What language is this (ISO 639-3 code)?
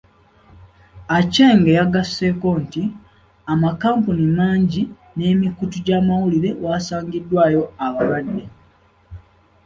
lug